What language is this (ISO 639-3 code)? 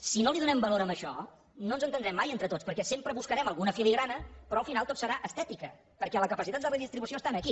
cat